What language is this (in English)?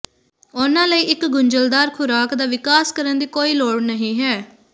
Punjabi